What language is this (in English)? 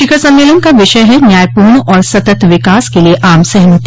Hindi